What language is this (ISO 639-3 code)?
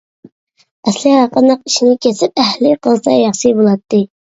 uig